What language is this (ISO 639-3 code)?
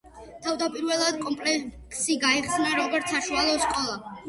kat